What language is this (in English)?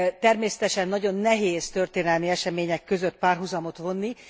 Hungarian